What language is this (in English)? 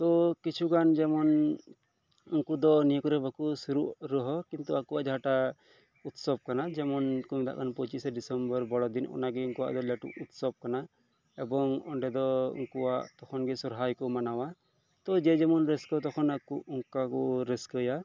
Santali